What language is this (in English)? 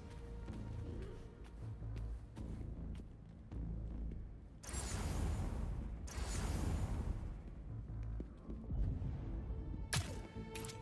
French